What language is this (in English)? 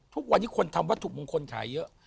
Thai